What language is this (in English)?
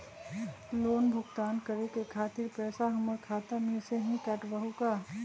Magahi